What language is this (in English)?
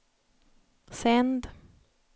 Swedish